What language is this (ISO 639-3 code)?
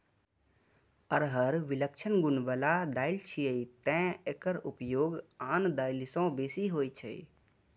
mai